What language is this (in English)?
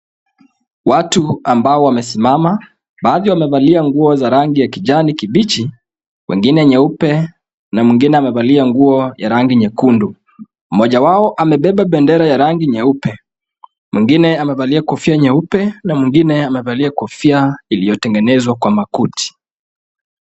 Swahili